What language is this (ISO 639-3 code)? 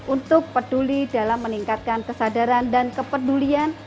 ind